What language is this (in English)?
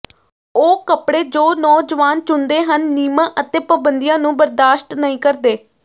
Punjabi